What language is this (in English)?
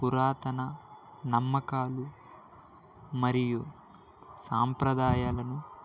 Telugu